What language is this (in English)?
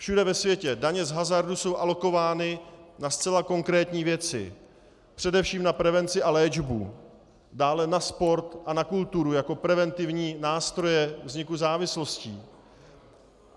Czech